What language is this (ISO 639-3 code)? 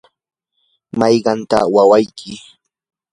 qur